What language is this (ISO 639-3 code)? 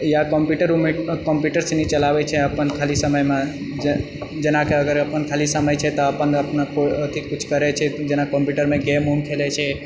mai